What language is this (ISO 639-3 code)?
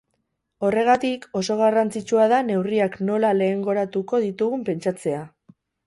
eus